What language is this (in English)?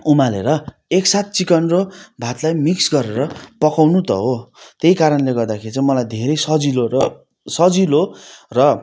Nepali